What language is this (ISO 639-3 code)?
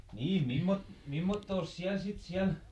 fin